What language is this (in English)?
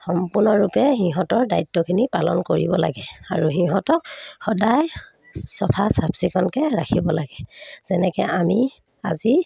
Assamese